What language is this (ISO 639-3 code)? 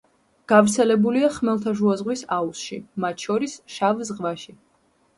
kat